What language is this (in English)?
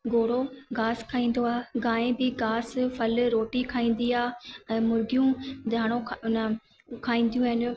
Sindhi